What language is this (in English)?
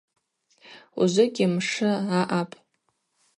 Abaza